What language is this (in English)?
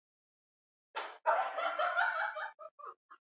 Swahili